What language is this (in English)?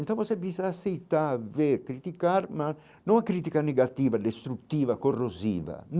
Portuguese